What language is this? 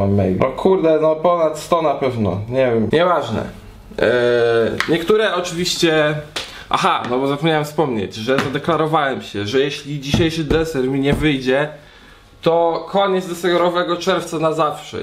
Polish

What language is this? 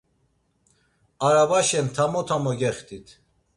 Laz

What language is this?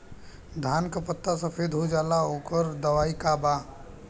Bhojpuri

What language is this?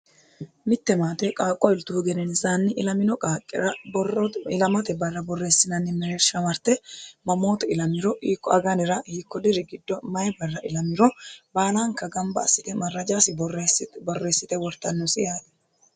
Sidamo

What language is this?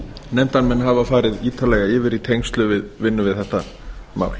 Icelandic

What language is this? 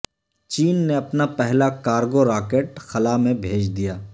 Urdu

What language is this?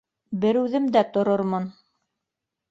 Bashkir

